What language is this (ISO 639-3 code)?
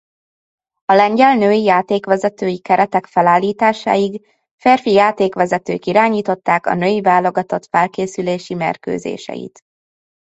hun